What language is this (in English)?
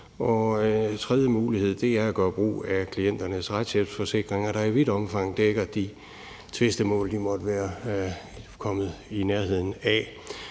Danish